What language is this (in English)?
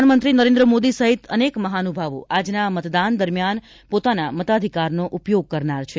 Gujarati